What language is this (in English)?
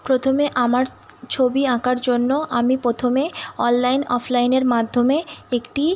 Bangla